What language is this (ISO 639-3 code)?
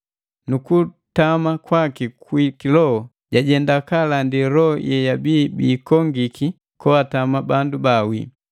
mgv